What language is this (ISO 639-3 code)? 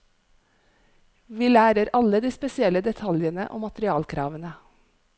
nor